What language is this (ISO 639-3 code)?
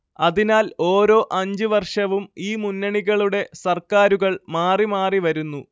mal